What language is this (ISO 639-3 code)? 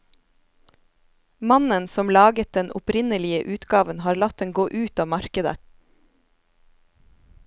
nor